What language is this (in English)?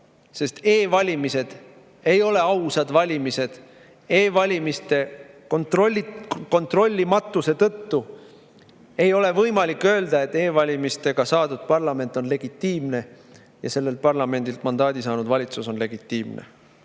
Estonian